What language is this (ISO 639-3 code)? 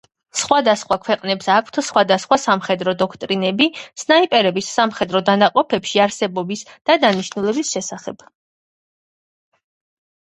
kat